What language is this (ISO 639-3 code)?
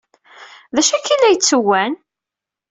kab